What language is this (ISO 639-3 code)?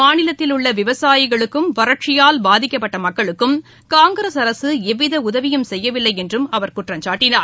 tam